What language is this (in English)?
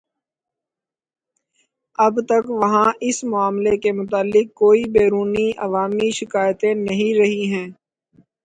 Urdu